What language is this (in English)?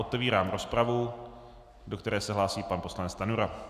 Czech